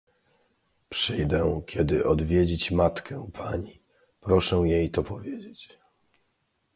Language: Polish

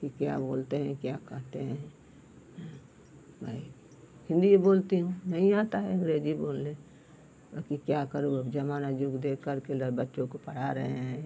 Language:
Hindi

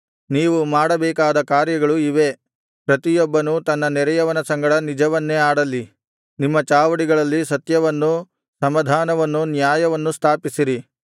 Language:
Kannada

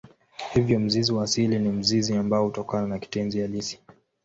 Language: Swahili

